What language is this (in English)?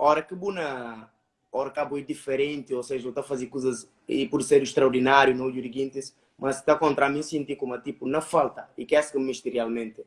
Portuguese